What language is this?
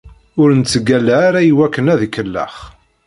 Kabyle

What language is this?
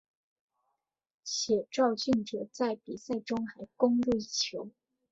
Chinese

